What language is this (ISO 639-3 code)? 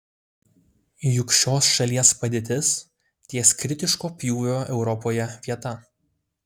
lit